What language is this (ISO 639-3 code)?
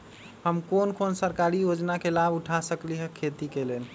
mag